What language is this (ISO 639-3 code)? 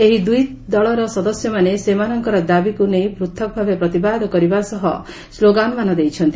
ori